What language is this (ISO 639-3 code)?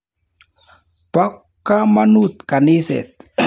kln